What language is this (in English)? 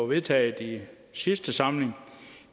Danish